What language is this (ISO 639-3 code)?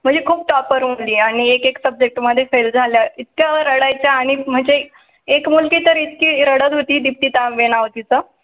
mar